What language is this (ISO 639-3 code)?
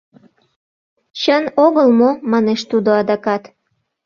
chm